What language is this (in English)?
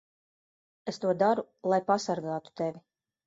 Latvian